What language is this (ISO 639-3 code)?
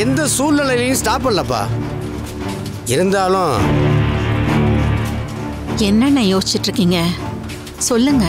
tam